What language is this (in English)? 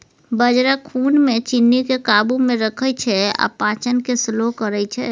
Maithili